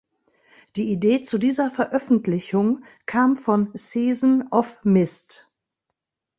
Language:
German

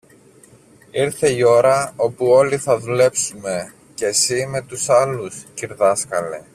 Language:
Greek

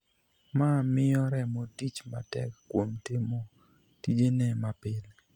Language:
Luo (Kenya and Tanzania)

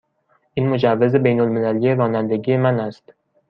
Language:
Persian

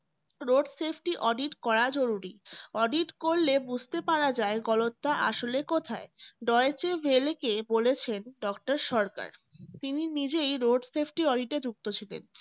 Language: Bangla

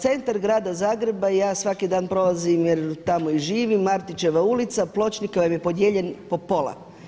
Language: Croatian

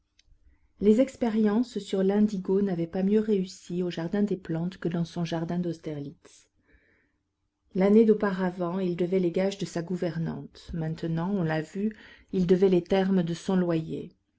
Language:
French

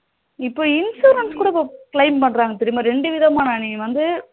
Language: Tamil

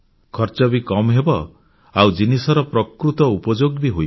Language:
Odia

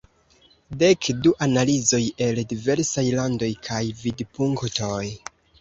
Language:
Esperanto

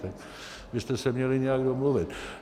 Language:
Czech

